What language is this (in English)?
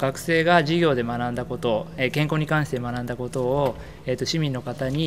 Japanese